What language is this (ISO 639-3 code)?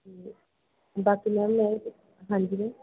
pan